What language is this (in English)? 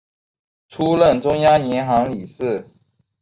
Chinese